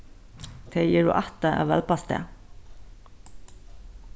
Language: Faroese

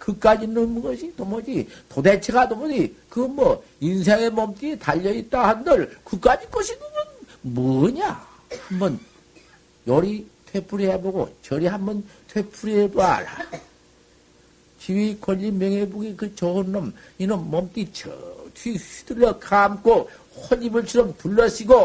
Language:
Korean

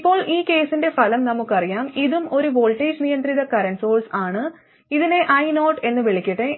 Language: Malayalam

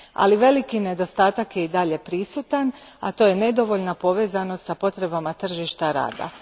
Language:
Croatian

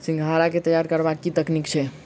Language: Maithili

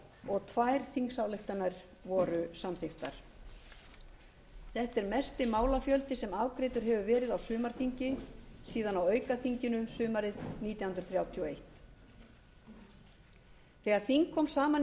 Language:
Icelandic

